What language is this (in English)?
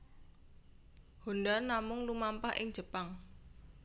Javanese